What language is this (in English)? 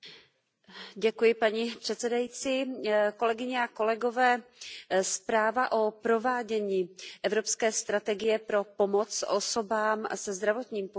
Czech